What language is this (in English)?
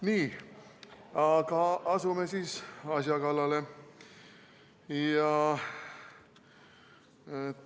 Estonian